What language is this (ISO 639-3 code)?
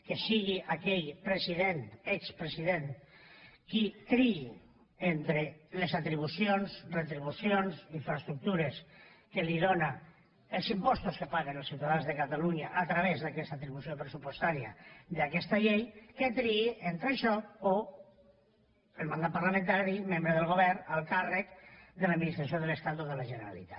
cat